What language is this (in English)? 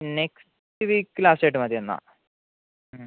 Malayalam